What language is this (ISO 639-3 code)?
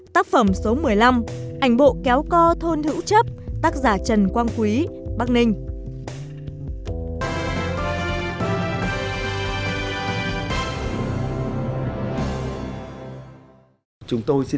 vie